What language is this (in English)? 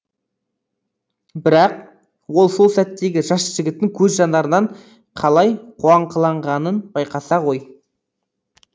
Kazakh